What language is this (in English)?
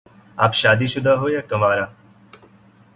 Urdu